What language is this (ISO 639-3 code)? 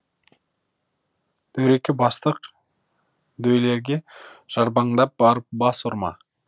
kaz